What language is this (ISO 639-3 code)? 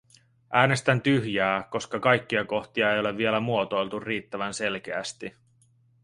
fin